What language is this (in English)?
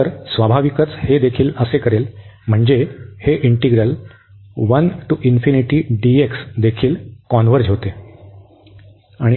Marathi